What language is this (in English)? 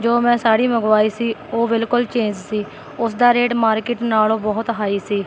Punjabi